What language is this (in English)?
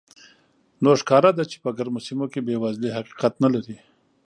Pashto